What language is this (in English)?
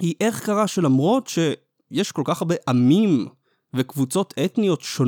Hebrew